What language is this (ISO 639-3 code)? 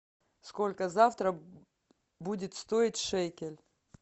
rus